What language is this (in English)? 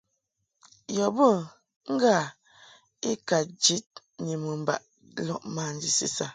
Mungaka